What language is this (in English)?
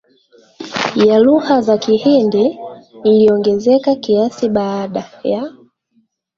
Swahili